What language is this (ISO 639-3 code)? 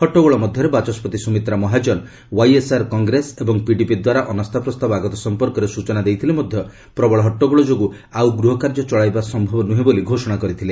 ori